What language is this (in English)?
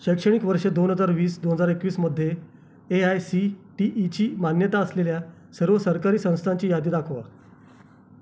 Marathi